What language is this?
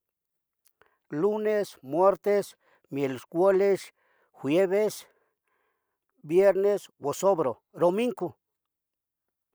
Tetelcingo Nahuatl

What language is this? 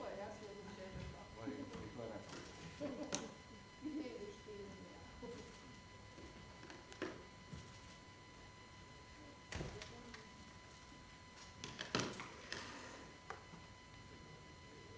Croatian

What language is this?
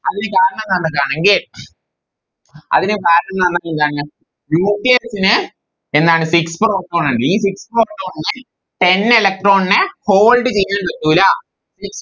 Malayalam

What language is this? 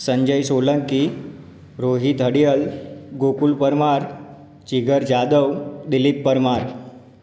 Gujarati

